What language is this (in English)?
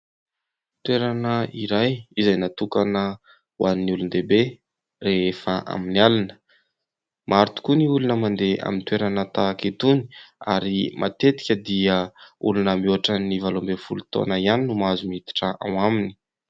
Malagasy